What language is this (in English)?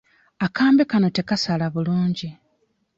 Ganda